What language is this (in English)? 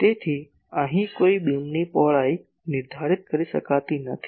Gujarati